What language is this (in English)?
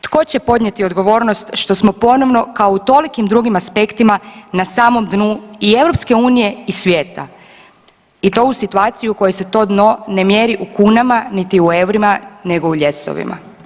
Croatian